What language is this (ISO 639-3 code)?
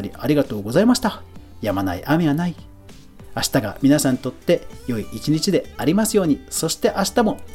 jpn